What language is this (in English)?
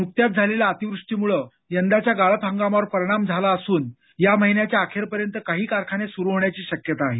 Marathi